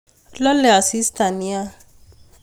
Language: Kalenjin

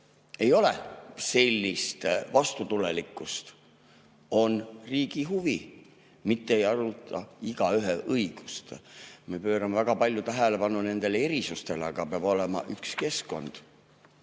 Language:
Estonian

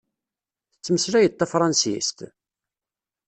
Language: Kabyle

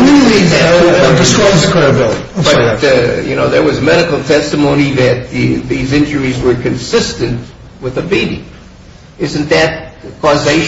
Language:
English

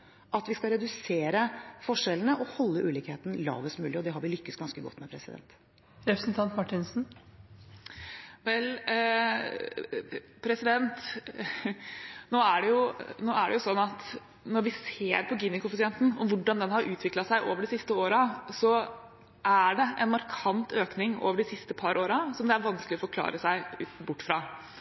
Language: Norwegian Bokmål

